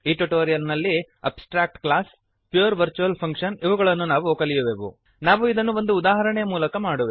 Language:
Kannada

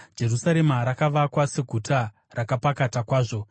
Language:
Shona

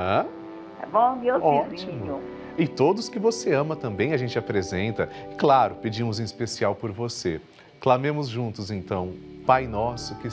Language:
Portuguese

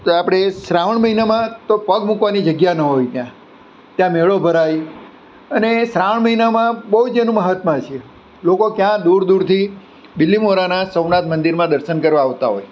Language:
Gujarati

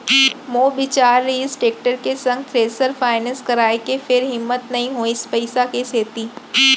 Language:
Chhattisgarhi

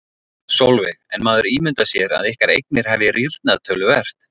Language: Icelandic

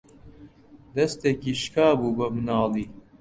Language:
Central Kurdish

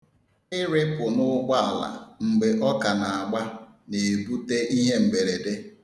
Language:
Igbo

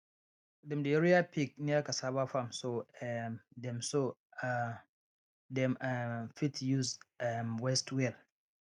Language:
Nigerian Pidgin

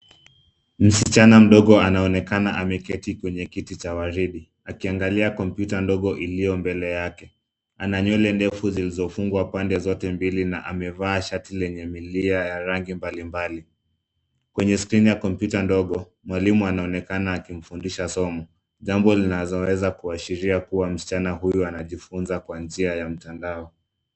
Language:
Swahili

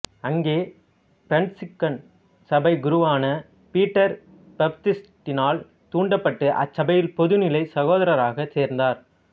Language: Tamil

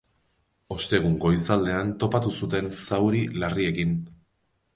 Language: Basque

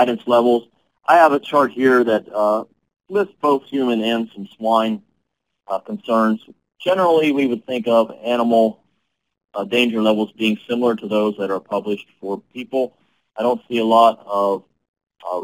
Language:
English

